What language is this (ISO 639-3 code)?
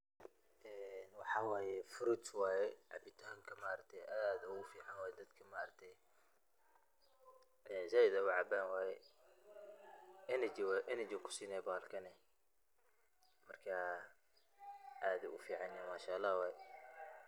som